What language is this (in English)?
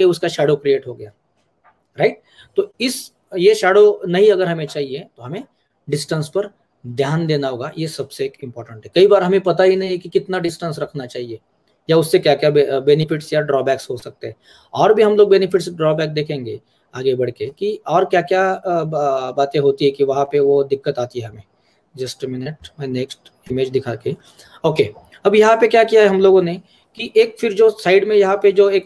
Hindi